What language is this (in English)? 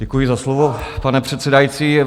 Czech